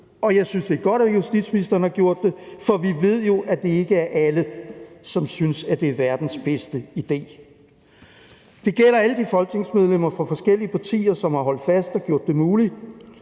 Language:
Danish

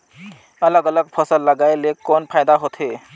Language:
Chhattisgarhi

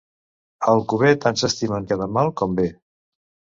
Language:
Catalan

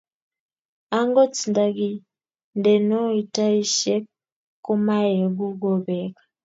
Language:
Kalenjin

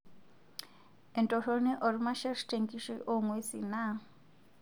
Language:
Masai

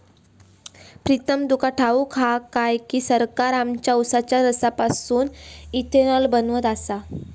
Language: Marathi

